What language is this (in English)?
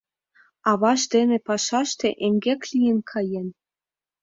Mari